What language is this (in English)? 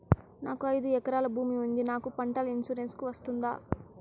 Telugu